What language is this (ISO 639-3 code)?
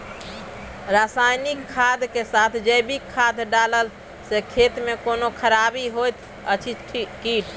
mai